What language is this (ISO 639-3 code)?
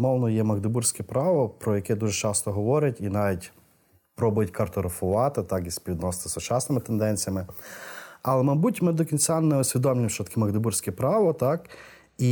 ukr